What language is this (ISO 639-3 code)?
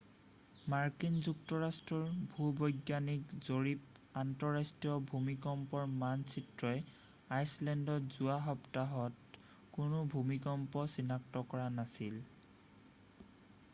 asm